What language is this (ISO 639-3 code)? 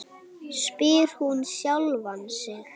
isl